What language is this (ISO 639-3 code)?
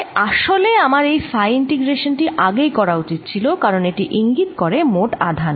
ben